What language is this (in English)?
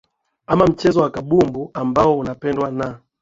Swahili